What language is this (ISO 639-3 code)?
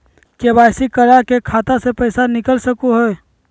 mag